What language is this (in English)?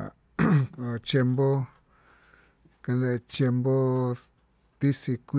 Tututepec Mixtec